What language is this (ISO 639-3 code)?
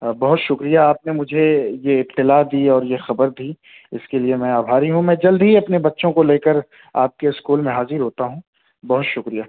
urd